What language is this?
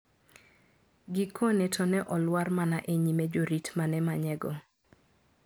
Luo (Kenya and Tanzania)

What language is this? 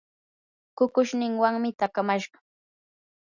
Yanahuanca Pasco Quechua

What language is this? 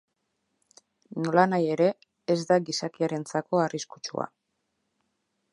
Basque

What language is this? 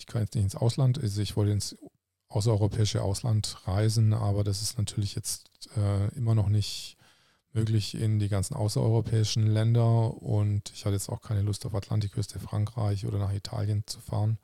German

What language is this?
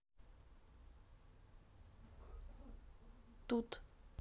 Russian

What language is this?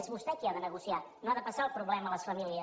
Catalan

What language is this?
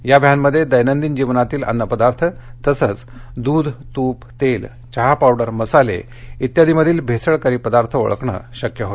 Marathi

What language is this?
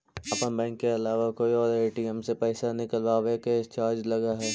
Magahi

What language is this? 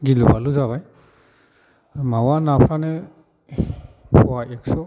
Bodo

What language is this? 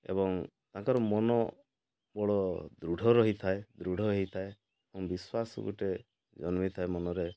Odia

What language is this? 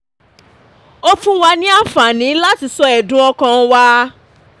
Yoruba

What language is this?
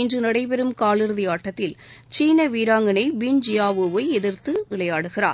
Tamil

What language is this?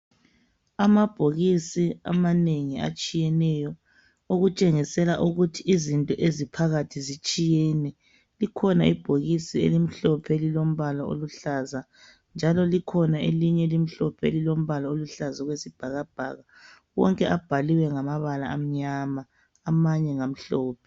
North Ndebele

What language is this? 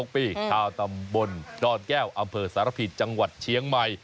Thai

